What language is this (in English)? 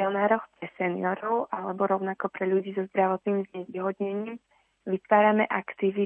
Slovak